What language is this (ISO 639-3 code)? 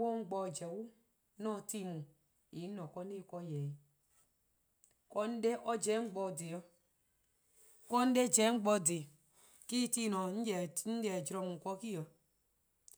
kqo